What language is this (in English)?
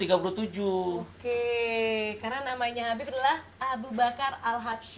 Indonesian